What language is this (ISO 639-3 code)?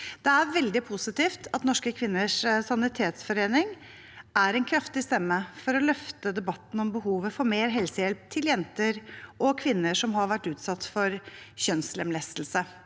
nor